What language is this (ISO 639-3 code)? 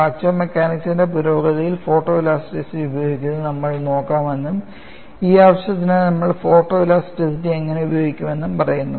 mal